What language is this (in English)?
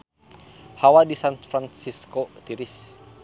Sundanese